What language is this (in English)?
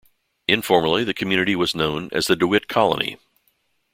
English